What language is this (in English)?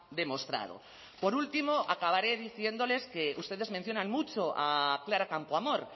Spanish